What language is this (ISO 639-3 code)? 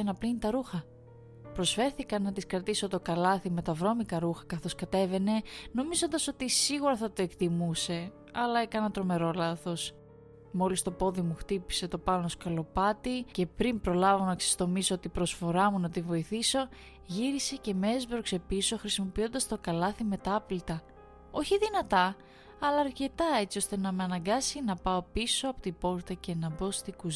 ell